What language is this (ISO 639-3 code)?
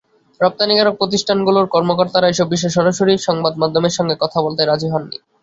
ben